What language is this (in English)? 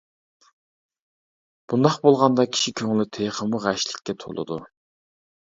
Uyghur